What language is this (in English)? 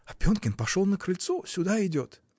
Russian